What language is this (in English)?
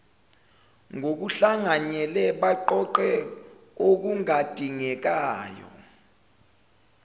Zulu